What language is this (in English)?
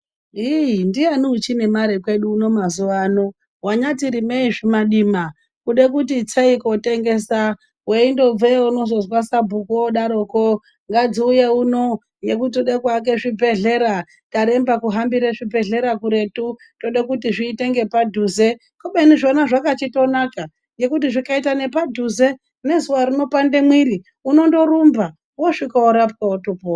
Ndau